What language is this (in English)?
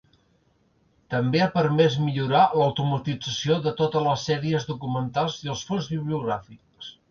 Catalan